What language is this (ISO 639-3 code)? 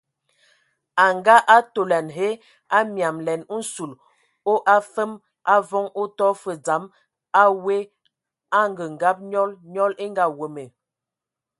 ewo